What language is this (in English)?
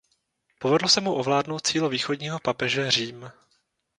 Czech